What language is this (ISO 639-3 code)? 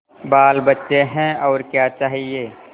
hin